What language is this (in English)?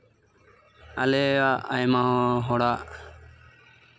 Santali